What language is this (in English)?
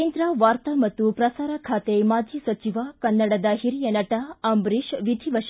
Kannada